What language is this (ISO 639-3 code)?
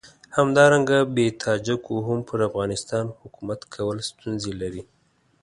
pus